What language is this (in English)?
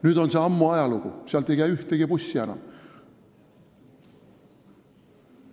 Estonian